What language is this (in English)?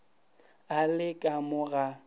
Northern Sotho